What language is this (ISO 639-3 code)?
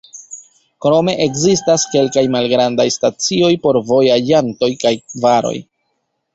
epo